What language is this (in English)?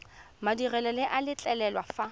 Tswana